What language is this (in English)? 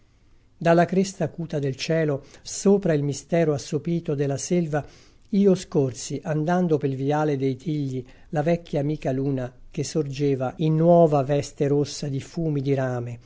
Italian